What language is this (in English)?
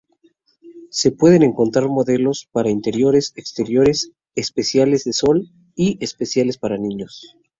Spanish